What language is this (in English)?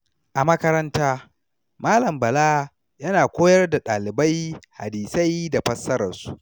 Hausa